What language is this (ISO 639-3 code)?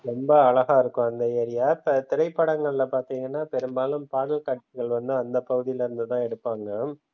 tam